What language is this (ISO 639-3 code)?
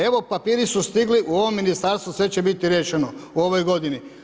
hrv